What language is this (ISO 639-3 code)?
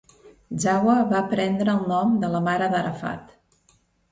cat